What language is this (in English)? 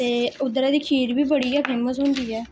Dogri